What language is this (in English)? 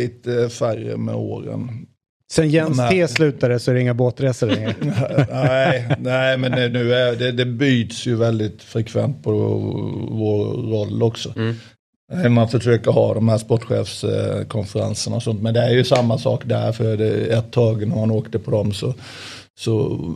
Swedish